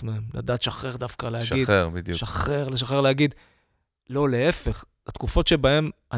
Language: Hebrew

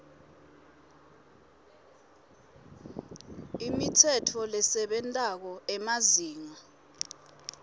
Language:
Swati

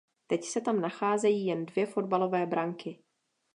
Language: Czech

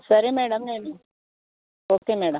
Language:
Telugu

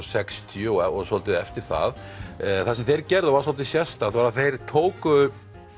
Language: Icelandic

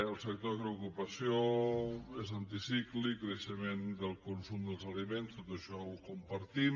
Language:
Catalan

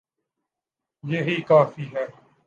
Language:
Urdu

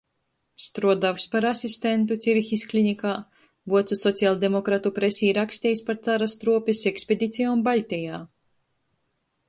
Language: Latgalian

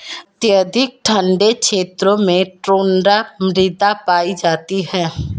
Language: Hindi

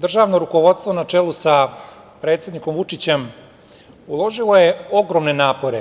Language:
Serbian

